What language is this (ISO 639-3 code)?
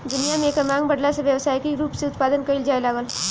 bho